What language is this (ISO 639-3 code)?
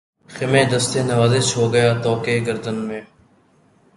urd